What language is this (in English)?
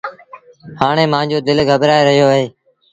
Sindhi Bhil